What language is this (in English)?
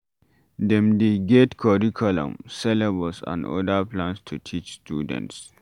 Nigerian Pidgin